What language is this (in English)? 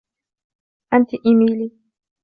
Arabic